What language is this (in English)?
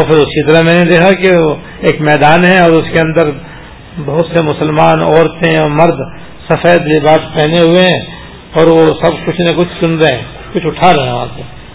Urdu